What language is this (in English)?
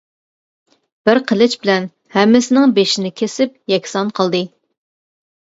Uyghur